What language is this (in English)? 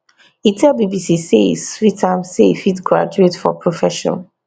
Nigerian Pidgin